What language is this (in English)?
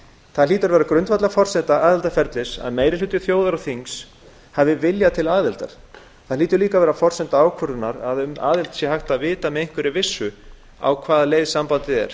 Icelandic